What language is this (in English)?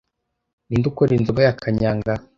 Kinyarwanda